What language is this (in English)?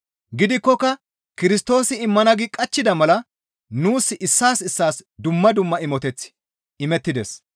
Gamo